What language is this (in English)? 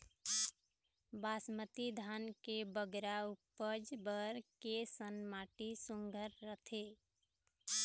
Chhattisgarhi